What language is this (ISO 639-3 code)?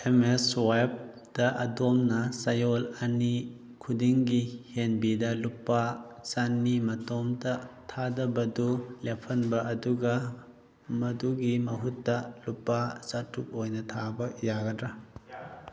mni